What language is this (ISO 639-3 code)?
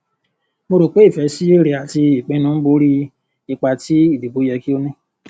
yor